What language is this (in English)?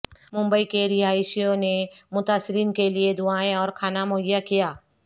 Urdu